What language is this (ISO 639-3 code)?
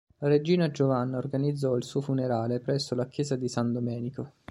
ita